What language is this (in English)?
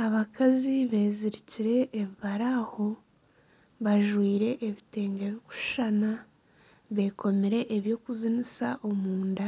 Nyankole